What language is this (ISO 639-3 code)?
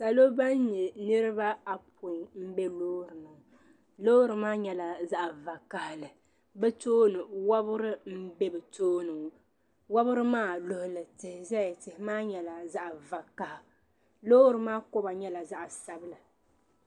dag